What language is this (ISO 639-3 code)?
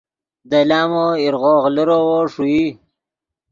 ydg